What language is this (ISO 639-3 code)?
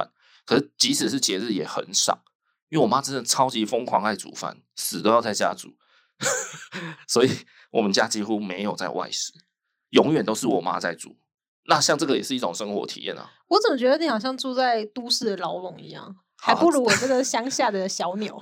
zho